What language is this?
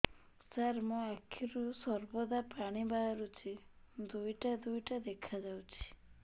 Odia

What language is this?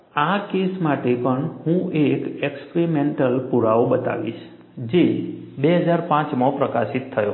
Gujarati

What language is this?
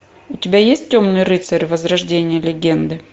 Russian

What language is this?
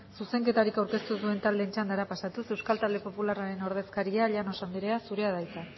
Basque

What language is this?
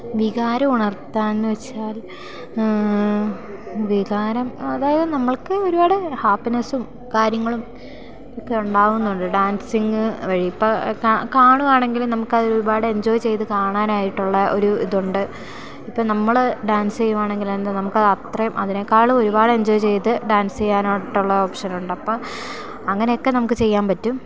Malayalam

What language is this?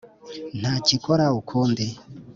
Kinyarwanda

